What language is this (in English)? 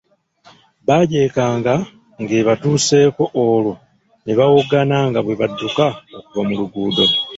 Ganda